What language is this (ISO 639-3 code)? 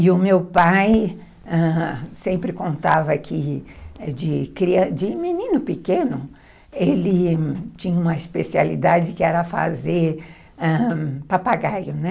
por